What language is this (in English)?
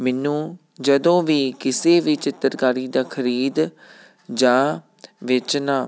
Punjabi